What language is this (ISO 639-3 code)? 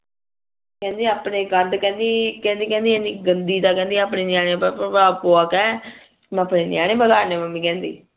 pan